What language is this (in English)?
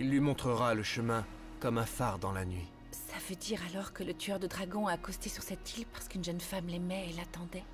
French